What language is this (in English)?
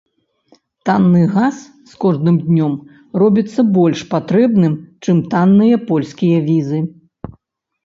Belarusian